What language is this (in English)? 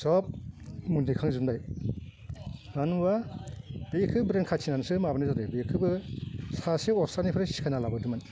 Bodo